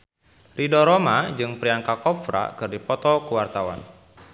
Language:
Sundanese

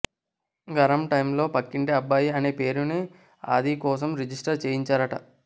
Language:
Telugu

